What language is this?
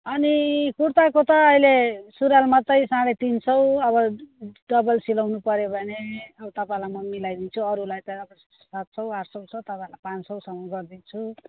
Nepali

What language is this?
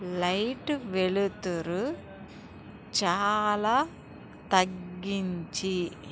Telugu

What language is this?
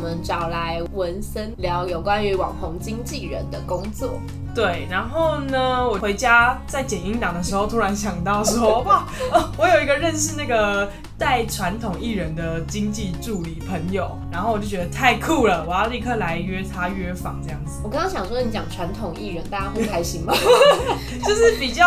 Chinese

